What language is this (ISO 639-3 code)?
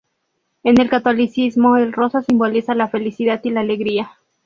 spa